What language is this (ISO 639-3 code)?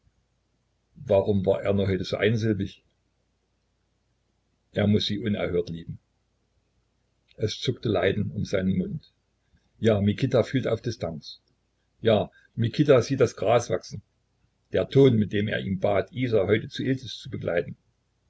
deu